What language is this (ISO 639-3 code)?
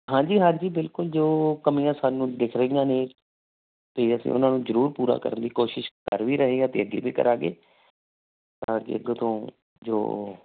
pan